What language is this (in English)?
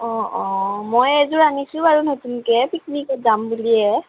Assamese